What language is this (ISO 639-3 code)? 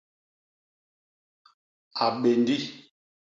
bas